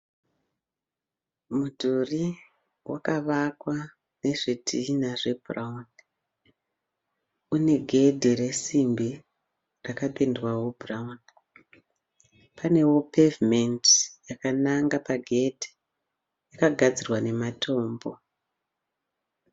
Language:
Shona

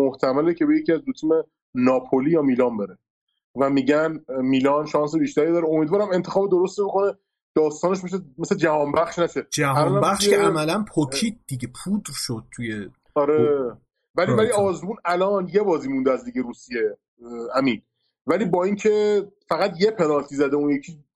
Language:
Persian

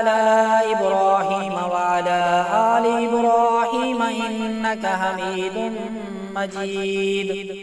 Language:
Arabic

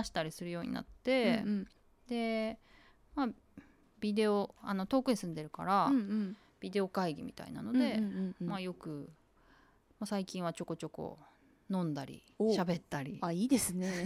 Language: Japanese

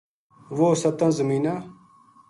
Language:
Gujari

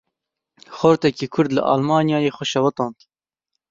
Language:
Kurdish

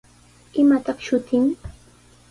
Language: Sihuas Ancash Quechua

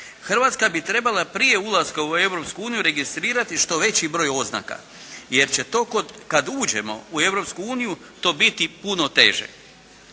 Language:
Croatian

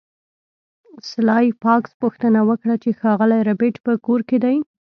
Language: Pashto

